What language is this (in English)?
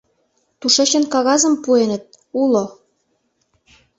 Mari